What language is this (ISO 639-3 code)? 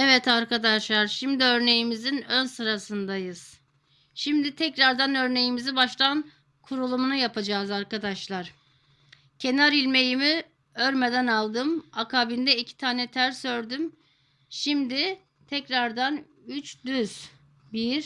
tur